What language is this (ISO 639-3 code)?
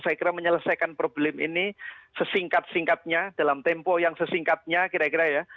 ind